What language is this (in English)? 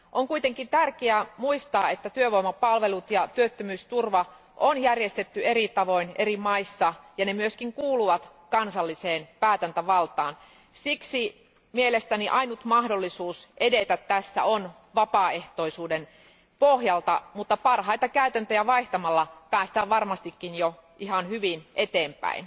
Finnish